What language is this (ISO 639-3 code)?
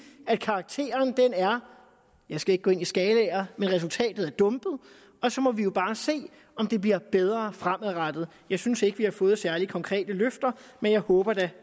dan